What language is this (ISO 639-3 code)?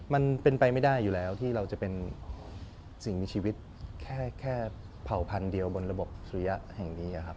tha